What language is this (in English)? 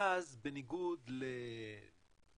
Hebrew